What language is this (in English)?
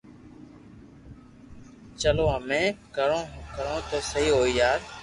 Loarki